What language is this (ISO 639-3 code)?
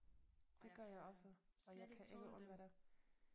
dan